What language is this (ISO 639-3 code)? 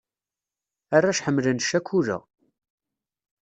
kab